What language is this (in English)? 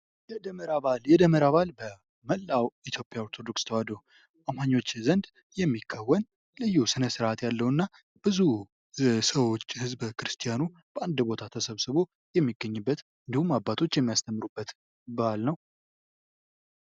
Amharic